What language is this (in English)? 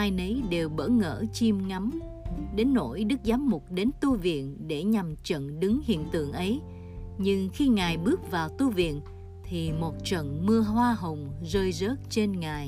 Vietnamese